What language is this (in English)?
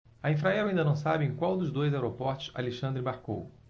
Portuguese